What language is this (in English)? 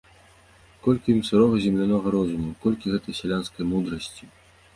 Belarusian